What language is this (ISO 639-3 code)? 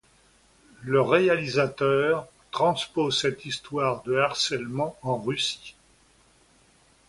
fra